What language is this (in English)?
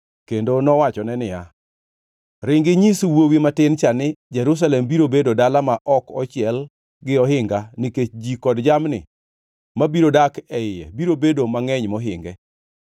Luo (Kenya and Tanzania)